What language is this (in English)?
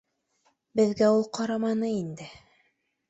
Bashkir